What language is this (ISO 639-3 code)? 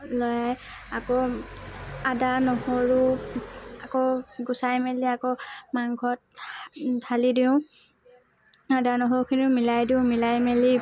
asm